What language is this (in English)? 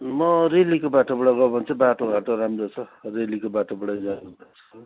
Nepali